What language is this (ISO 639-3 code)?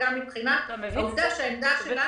heb